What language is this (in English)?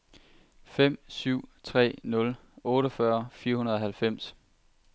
Danish